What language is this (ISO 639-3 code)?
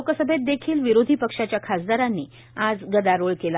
mar